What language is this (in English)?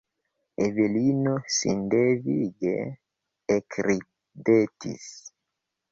Esperanto